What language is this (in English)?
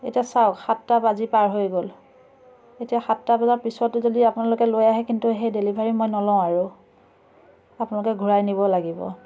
Assamese